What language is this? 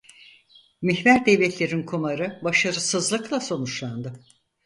Turkish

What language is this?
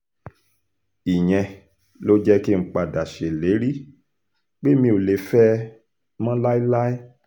Yoruba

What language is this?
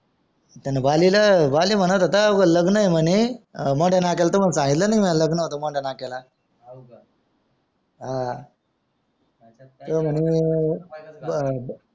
Marathi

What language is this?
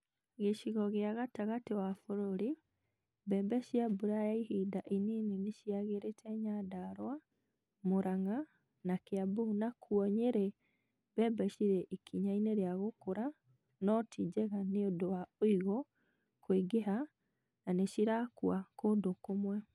Kikuyu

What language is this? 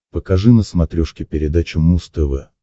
Russian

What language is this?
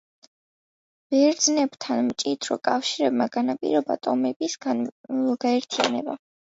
Georgian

